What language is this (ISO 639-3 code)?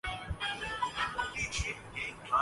urd